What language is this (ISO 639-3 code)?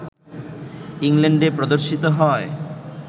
ben